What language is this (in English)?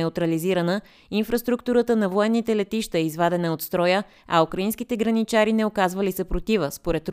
Bulgarian